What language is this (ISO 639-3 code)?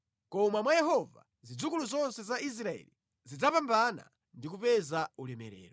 nya